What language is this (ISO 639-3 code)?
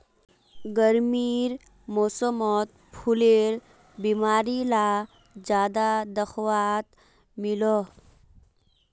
mag